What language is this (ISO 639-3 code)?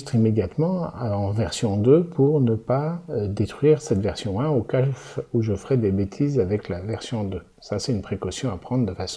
fra